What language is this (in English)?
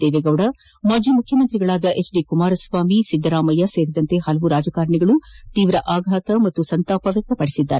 Kannada